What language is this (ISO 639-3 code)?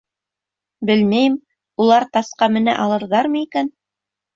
bak